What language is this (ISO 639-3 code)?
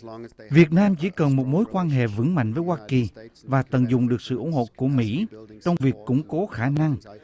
vie